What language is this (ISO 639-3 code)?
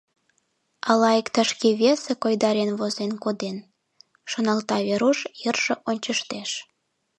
chm